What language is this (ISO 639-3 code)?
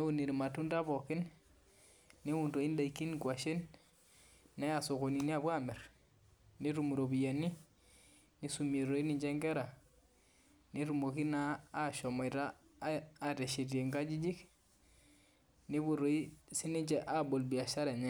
mas